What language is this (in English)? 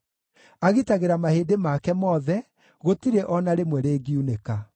Kikuyu